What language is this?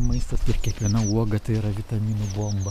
Lithuanian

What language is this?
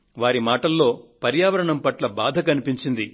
Telugu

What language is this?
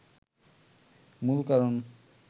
Bangla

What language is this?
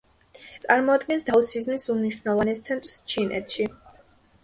Georgian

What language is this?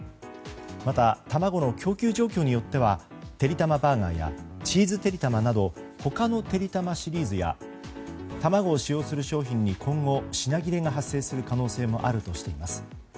Japanese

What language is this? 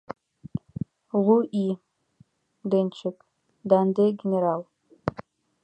Mari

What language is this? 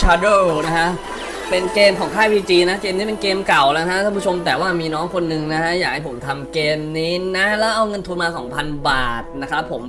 Thai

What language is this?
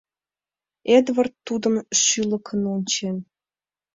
Mari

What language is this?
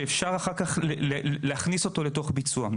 Hebrew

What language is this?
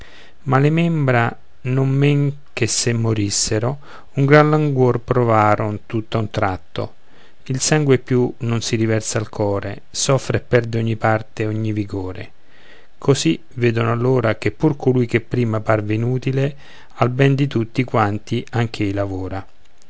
Italian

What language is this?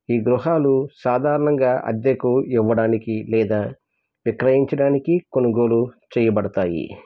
Telugu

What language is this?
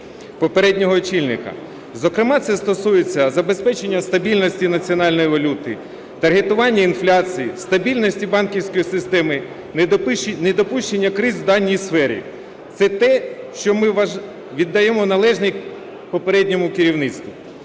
Ukrainian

